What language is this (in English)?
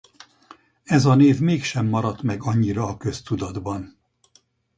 Hungarian